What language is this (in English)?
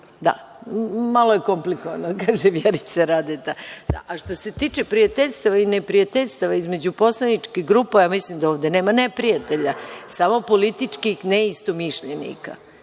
Serbian